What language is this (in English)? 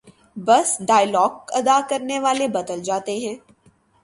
Urdu